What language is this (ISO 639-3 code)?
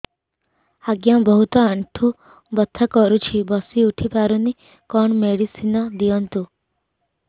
ori